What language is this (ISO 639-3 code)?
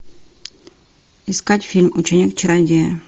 rus